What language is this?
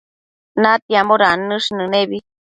Matsés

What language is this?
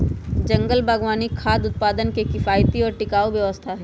Magahi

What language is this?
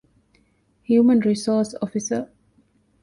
Divehi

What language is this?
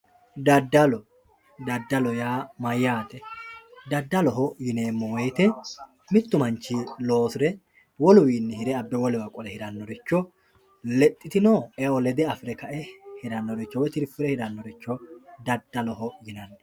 Sidamo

